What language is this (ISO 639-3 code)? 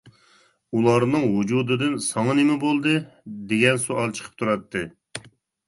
uig